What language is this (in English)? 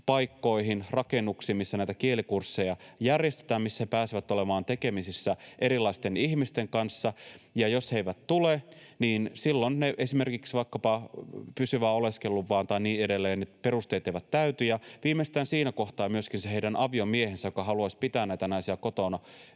Finnish